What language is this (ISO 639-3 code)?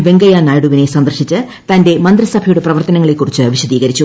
mal